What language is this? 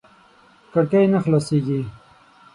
Pashto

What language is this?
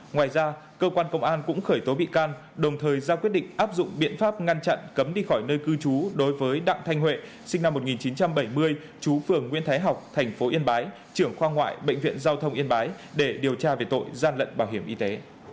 Vietnamese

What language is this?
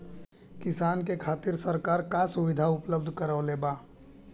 Bhojpuri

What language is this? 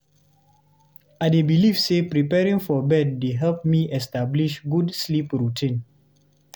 Nigerian Pidgin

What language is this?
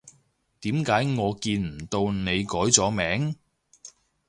Cantonese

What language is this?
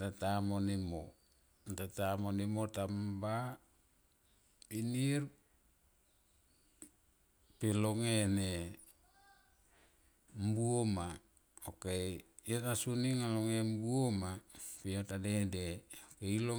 Tomoip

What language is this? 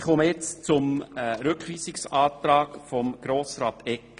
Swiss German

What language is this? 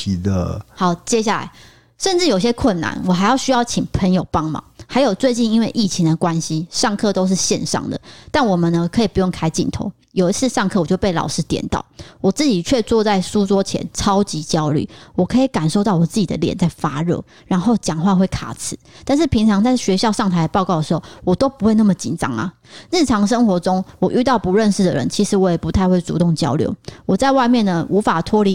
Chinese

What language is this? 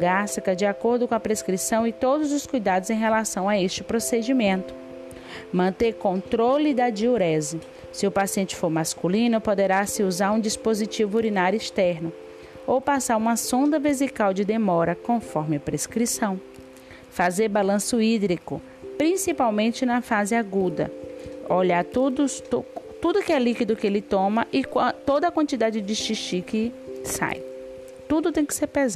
Portuguese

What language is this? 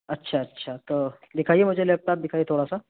Urdu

